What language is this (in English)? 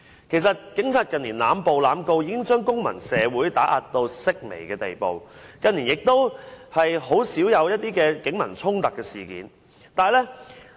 Cantonese